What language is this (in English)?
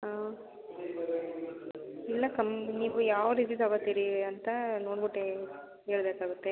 Kannada